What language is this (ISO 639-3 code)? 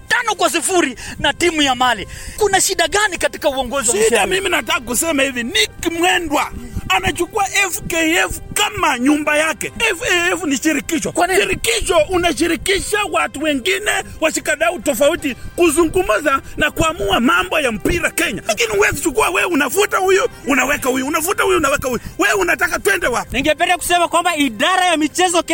swa